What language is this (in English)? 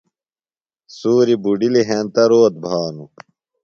Phalura